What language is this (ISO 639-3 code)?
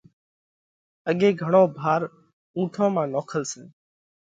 kvx